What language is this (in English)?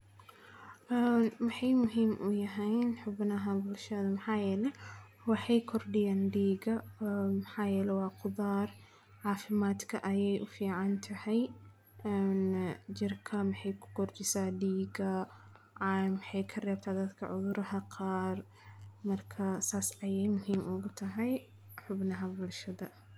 Somali